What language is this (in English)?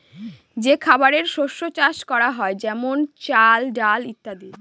Bangla